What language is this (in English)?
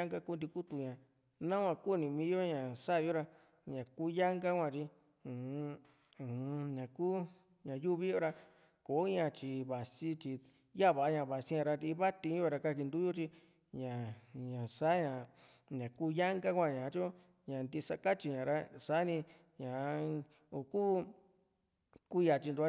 Juxtlahuaca Mixtec